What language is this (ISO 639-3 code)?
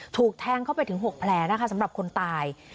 tha